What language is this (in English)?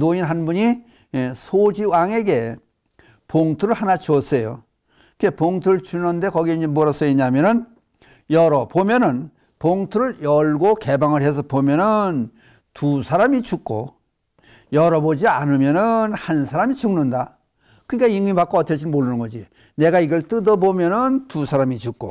Korean